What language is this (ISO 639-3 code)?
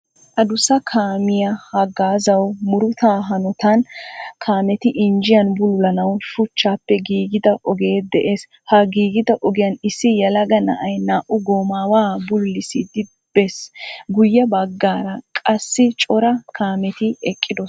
wal